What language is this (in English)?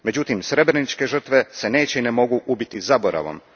Croatian